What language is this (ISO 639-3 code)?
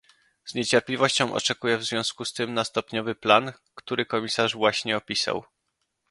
pol